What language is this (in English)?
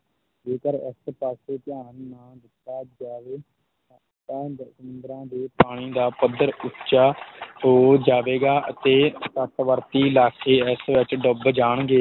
Punjabi